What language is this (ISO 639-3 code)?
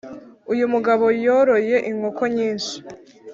kin